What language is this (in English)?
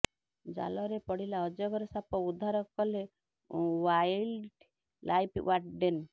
Odia